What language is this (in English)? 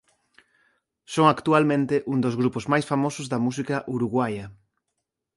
Galician